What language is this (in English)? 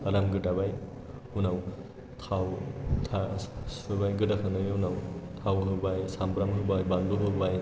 Bodo